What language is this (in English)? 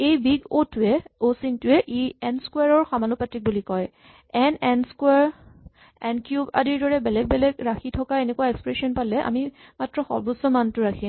Assamese